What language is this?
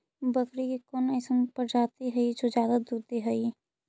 Magahi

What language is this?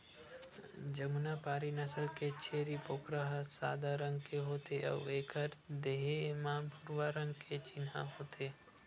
Chhattisgarhi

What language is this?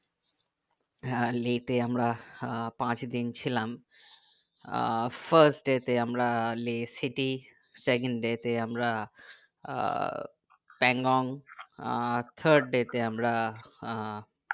Bangla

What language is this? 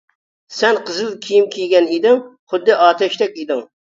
Uyghur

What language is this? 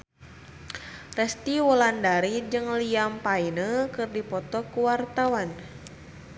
Sundanese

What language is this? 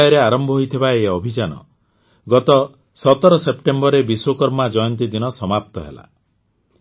Odia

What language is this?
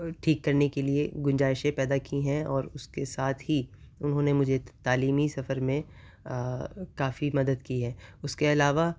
Urdu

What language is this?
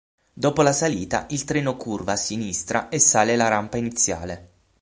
Italian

